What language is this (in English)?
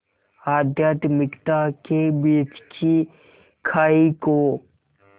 Hindi